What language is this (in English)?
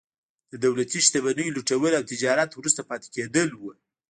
Pashto